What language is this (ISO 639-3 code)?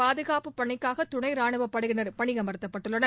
tam